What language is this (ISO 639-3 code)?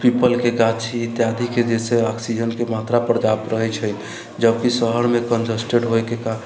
mai